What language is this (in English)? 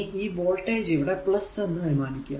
Malayalam